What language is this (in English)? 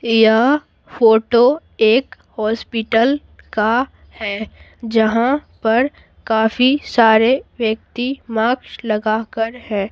Hindi